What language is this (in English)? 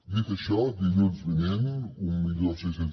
Catalan